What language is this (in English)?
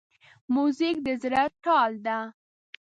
Pashto